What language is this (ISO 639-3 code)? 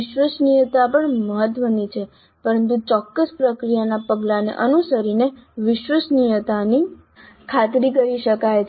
guj